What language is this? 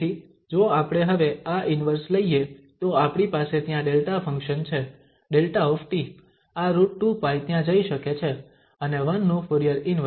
Gujarati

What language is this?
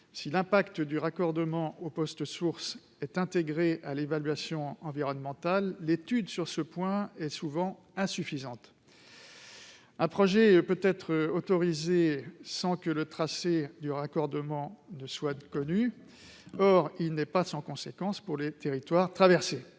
French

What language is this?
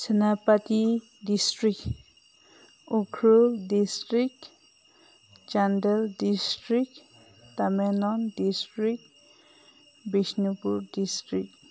Manipuri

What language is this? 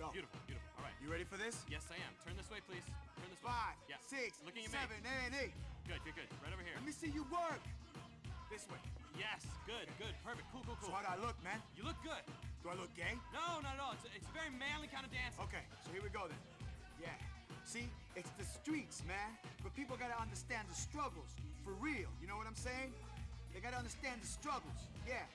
Turkish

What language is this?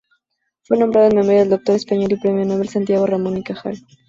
Spanish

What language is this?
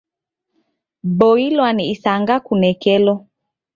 Taita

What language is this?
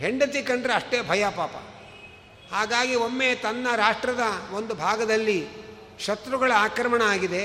Kannada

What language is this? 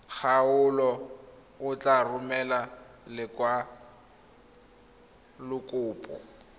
Tswana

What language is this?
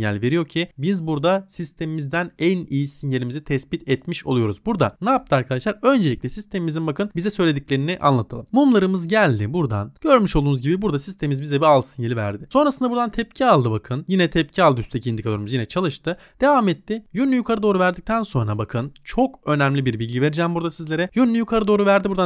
Turkish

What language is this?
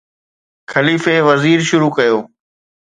Sindhi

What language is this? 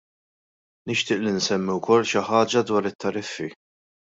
Maltese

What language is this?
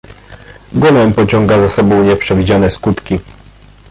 Polish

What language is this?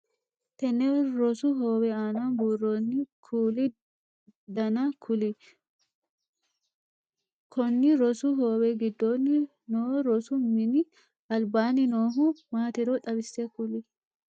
Sidamo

